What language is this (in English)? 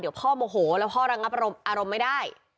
Thai